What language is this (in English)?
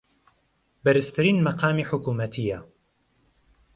Central Kurdish